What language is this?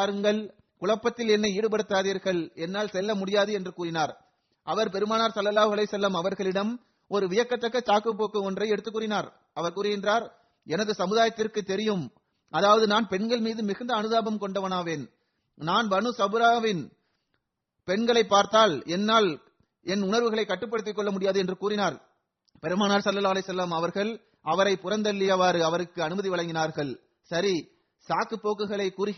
Tamil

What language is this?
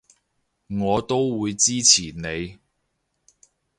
Cantonese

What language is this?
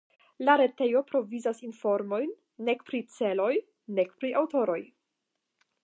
Esperanto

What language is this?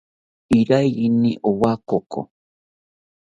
South Ucayali Ashéninka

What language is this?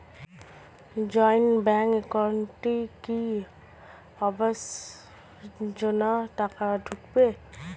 Bangla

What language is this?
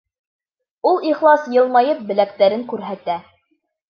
Bashkir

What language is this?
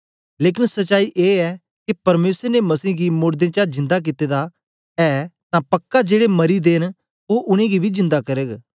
Dogri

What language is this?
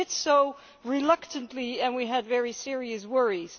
English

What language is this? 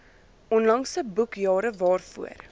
Afrikaans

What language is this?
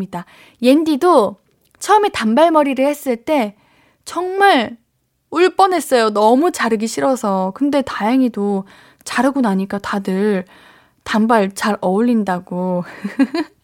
Korean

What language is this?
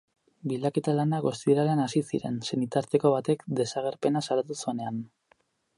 Basque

